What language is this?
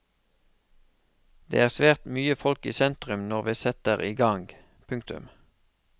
Norwegian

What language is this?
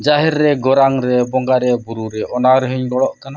Santali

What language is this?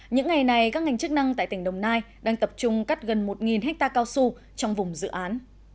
Vietnamese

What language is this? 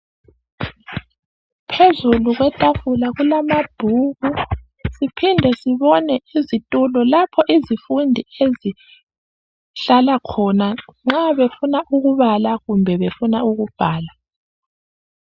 North Ndebele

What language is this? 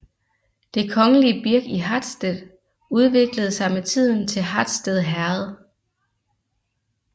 Danish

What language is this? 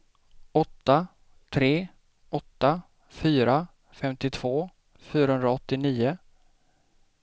Swedish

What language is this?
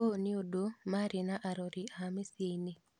Kikuyu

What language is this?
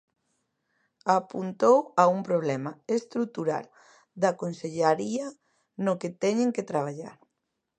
Galician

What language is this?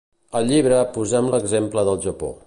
Catalan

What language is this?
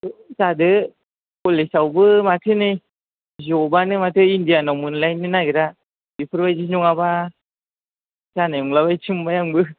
Bodo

